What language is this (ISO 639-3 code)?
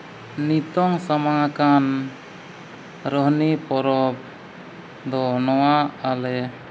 sat